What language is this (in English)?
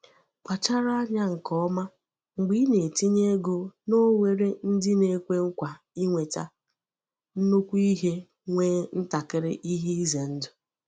Igbo